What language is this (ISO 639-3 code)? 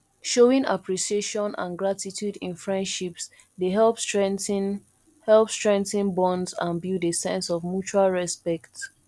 pcm